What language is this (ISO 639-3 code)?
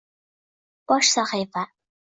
uzb